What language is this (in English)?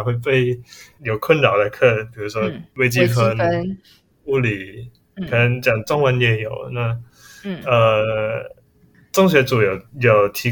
Chinese